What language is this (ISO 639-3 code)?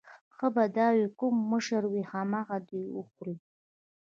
pus